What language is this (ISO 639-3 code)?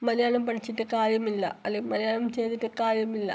mal